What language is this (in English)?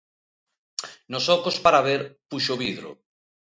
Galician